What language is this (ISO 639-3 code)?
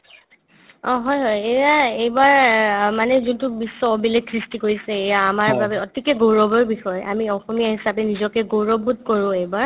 asm